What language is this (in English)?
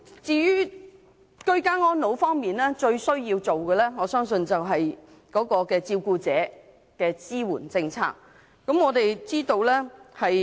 Cantonese